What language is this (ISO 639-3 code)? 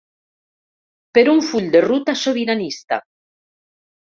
cat